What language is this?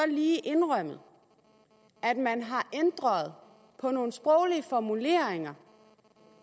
Danish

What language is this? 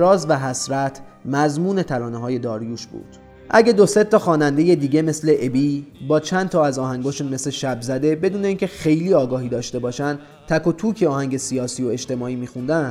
Persian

